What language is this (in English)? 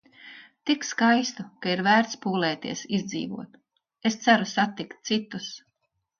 Latvian